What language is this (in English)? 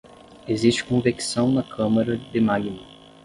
Portuguese